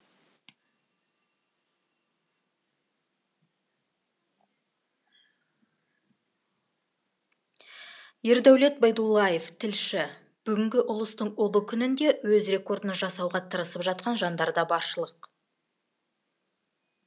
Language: Kazakh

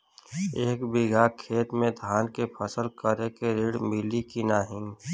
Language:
Bhojpuri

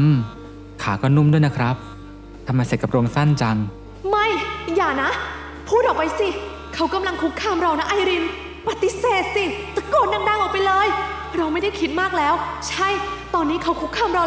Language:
Thai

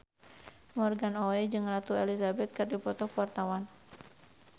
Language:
Sundanese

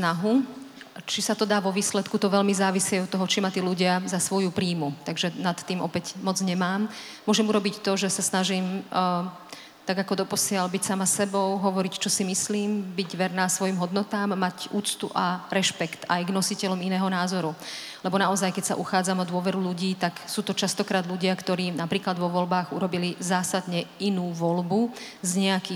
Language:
Slovak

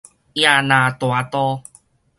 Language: Min Nan Chinese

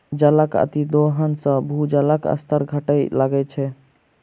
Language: Maithili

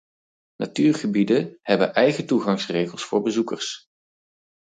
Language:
Dutch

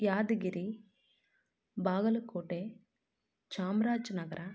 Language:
Kannada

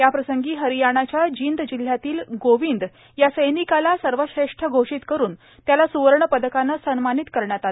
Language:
Marathi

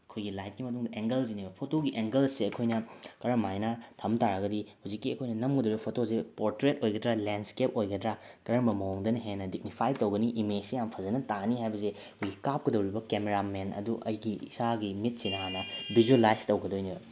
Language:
Manipuri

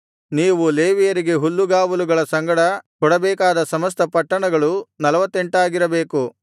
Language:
Kannada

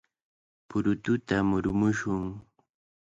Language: Cajatambo North Lima Quechua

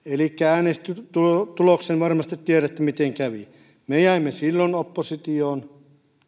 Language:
Finnish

